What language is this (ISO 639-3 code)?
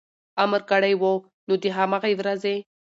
pus